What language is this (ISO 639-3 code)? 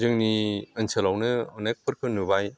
brx